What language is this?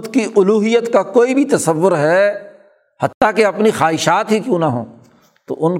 Urdu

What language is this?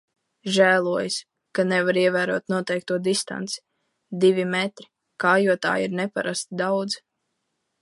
Latvian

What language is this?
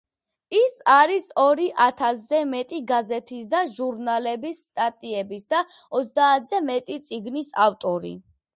Georgian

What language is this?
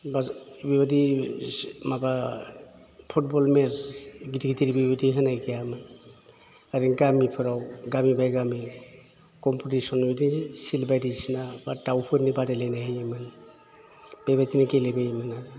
Bodo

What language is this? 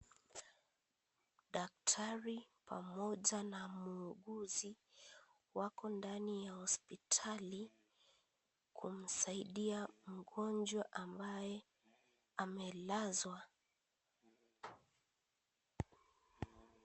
Swahili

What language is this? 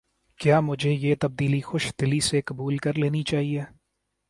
Urdu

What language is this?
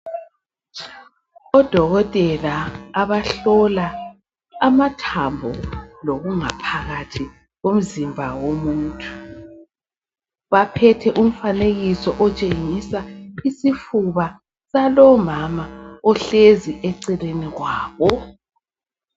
North Ndebele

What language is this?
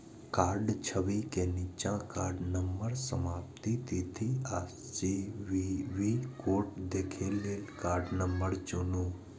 Maithili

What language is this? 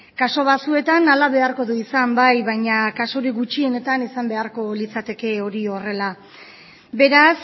Basque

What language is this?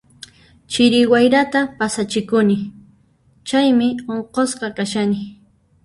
Puno Quechua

